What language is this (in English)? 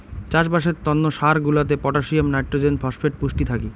Bangla